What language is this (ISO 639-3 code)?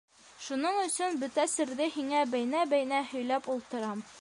bak